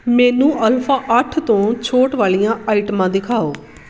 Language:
Punjabi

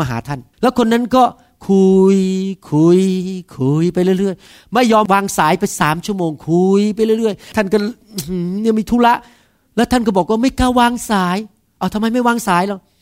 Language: Thai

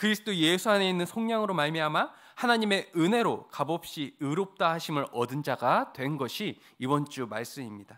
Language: Korean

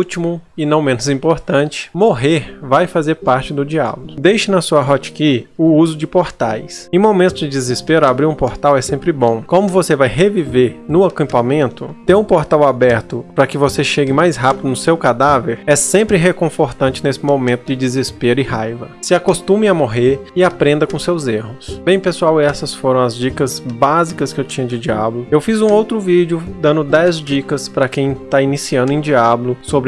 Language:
Portuguese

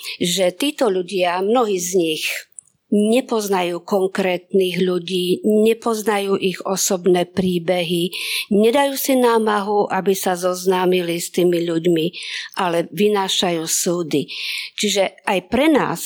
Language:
Slovak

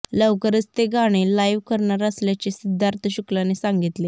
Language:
Marathi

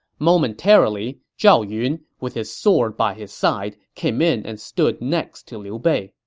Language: English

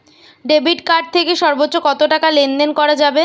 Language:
Bangla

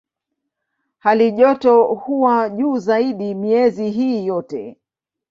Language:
Swahili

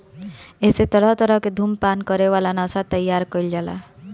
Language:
Bhojpuri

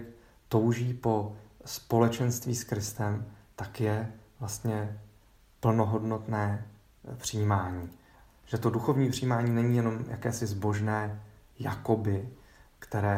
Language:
Czech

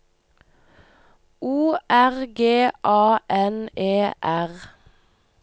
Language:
Norwegian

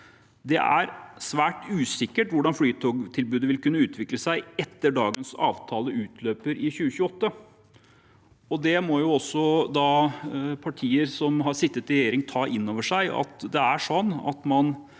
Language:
Norwegian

